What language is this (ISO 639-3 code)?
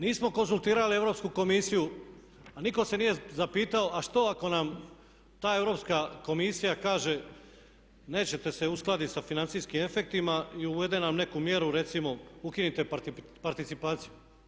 hrv